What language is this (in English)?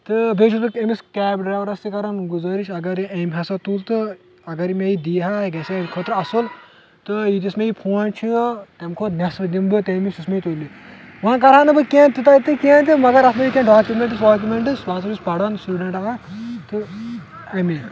Kashmiri